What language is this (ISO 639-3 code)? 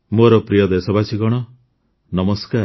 ori